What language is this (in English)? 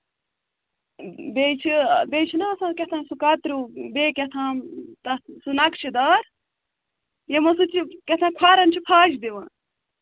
Kashmiri